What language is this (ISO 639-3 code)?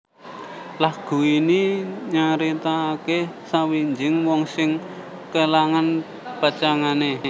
jav